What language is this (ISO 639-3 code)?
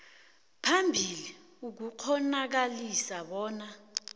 nbl